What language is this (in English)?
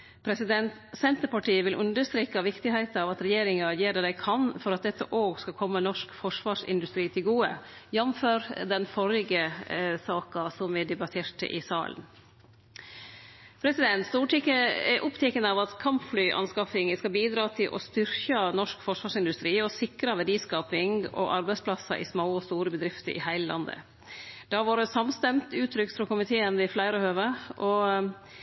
Norwegian Nynorsk